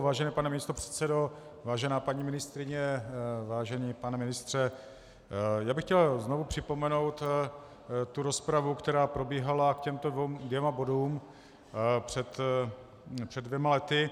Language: Czech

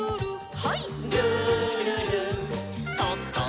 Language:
Japanese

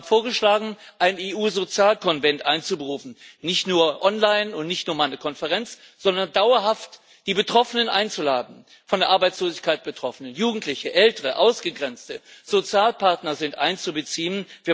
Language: German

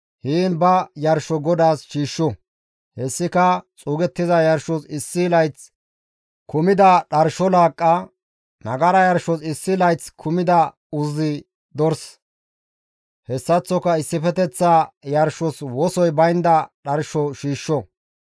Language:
Gamo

